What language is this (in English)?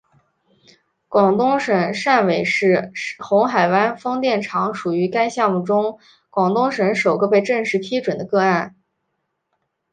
Chinese